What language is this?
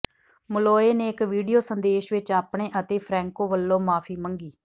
Punjabi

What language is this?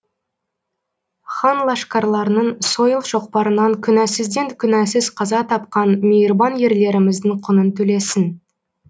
Kazakh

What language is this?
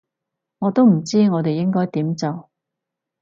Cantonese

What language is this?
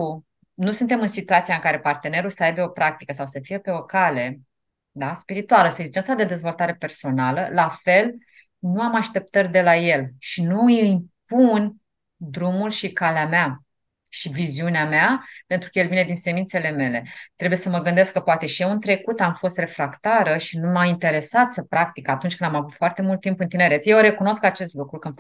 Romanian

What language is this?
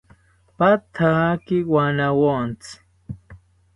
South Ucayali Ashéninka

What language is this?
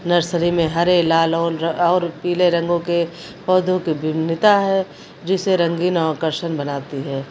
Hindi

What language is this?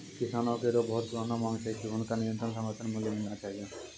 Maithili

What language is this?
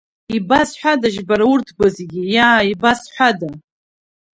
Abkhazian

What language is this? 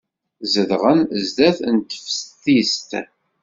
Kabyle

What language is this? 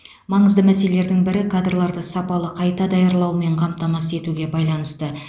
Kazakh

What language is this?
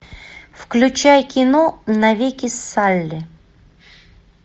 Russian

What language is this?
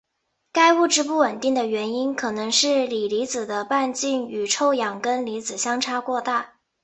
Chinese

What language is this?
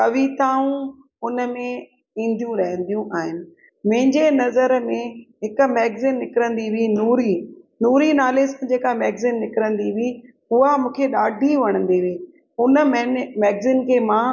Sindhi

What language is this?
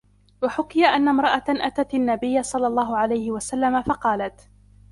Arabic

